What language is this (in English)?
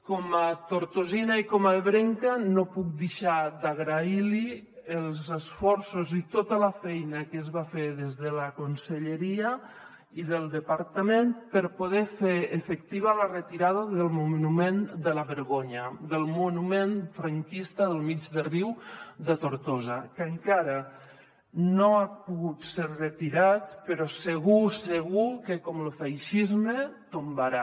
Catalan